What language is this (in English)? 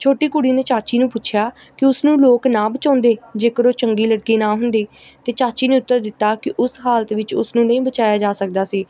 Punjabi